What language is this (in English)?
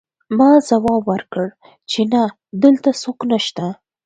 Pashto